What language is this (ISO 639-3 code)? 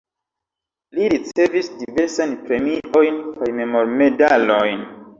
epo